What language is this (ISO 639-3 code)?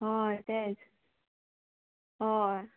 kok